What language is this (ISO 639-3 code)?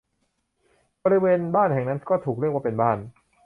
tha